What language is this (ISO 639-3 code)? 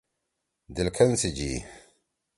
trw